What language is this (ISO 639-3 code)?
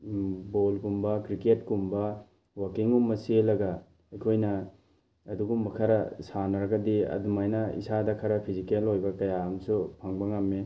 mni